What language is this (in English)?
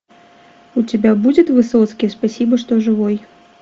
Russian